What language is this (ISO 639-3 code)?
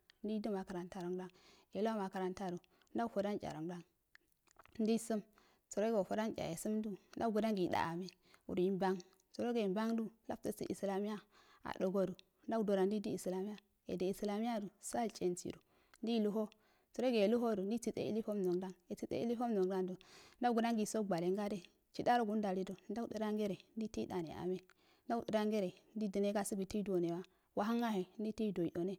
aal